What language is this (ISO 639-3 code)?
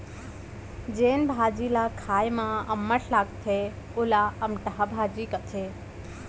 hne